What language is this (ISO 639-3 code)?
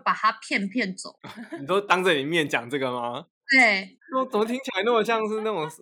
zho